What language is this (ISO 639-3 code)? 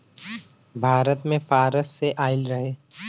bho